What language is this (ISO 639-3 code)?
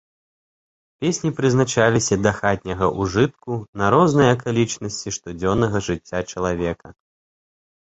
bel